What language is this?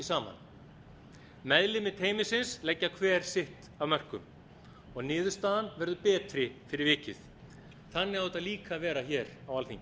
Icelandic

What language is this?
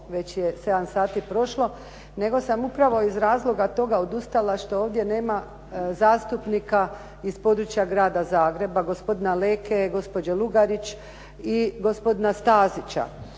Croatian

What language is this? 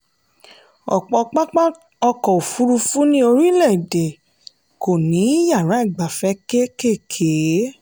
Yoruba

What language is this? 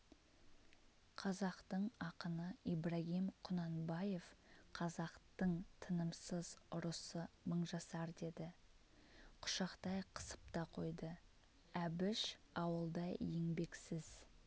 Kazakh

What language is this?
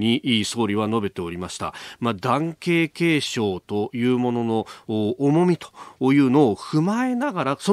Japanese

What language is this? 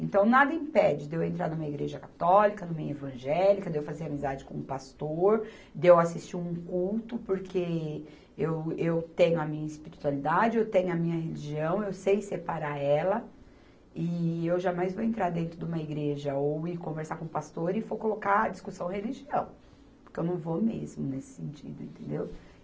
Portuguese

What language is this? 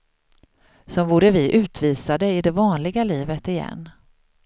Swedish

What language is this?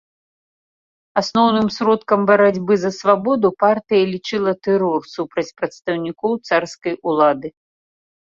Belarusian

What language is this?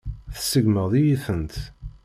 Kabyle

